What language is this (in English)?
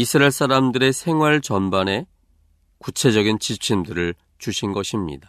Korean